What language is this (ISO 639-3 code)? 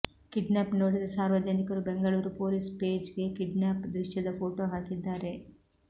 kan